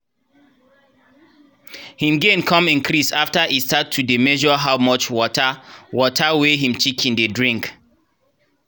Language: Nigerian Pidgin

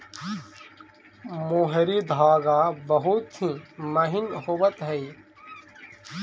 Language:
Magahi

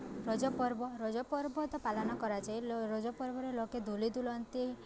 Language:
Odia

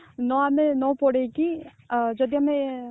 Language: Odia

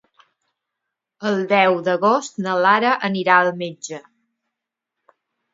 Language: Catalan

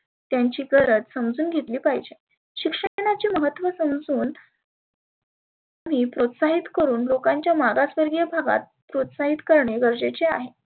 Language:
Marathi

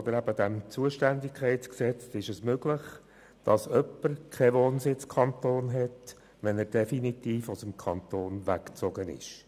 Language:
Swiss German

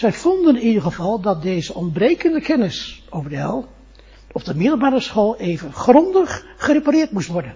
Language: Dutch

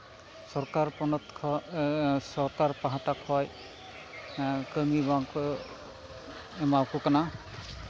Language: Santali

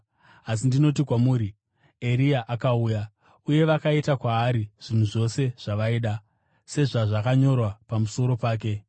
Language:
Shona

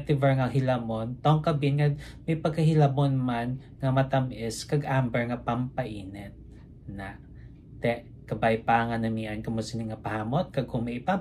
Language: Filipino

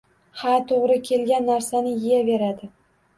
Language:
Uzbek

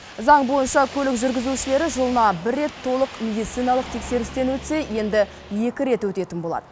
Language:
Kazakh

